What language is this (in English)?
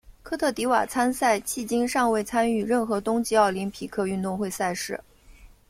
Chinese